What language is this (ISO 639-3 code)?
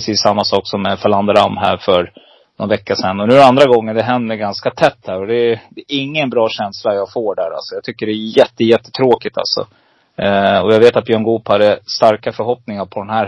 swe